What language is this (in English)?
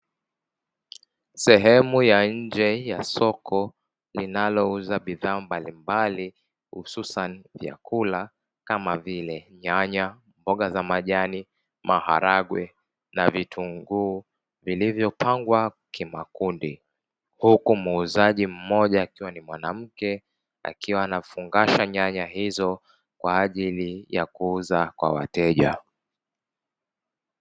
Swahili